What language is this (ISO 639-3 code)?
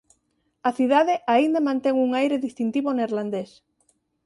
glg